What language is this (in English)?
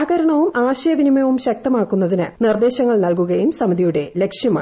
Malayalam